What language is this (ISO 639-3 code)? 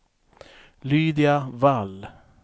swe